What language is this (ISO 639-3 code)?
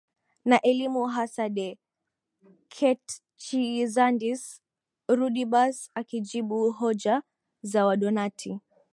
swa